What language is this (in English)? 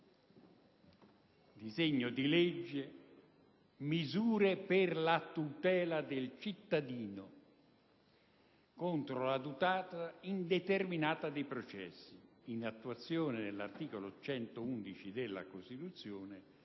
Italian